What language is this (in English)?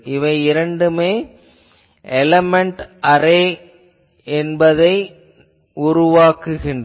Tamil